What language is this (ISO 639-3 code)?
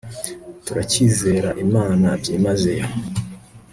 kin